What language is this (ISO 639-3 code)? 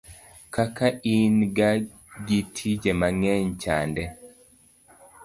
luo